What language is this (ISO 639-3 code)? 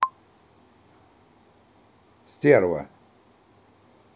rus